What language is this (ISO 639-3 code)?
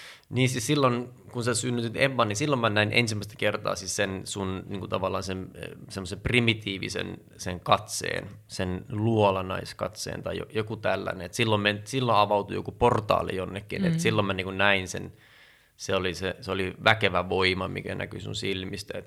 fin